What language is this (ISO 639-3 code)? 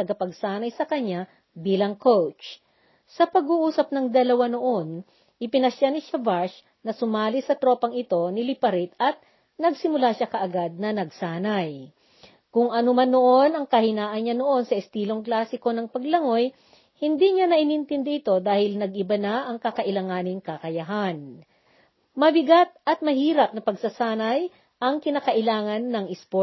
fil